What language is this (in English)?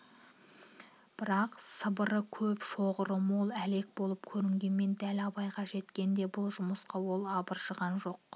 Kazakh